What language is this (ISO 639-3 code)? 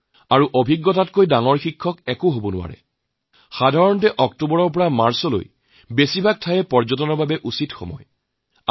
asm